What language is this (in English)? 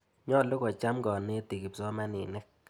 Kalenjin